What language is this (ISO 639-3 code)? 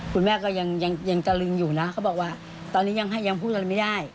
tha